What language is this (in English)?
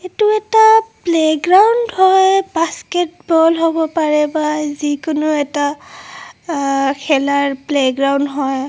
Assamese